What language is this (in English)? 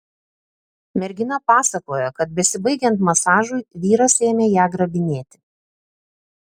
Lithuanian